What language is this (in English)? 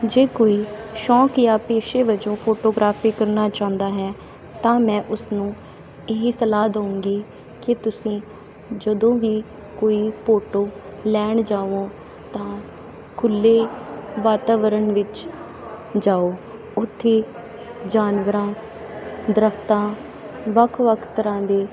Punjabi